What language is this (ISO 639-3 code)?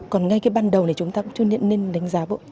vie